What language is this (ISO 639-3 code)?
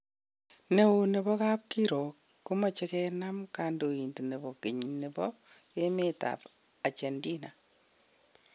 kln